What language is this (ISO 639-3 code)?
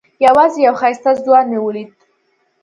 pus